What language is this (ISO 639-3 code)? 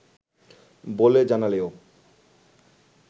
ben